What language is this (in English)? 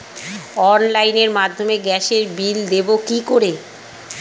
Bangla